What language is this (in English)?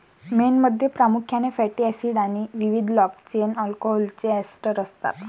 Marathi